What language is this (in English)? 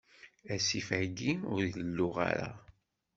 Kabyle